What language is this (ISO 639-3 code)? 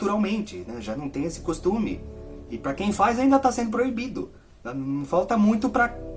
por